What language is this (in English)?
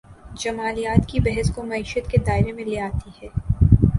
Urdu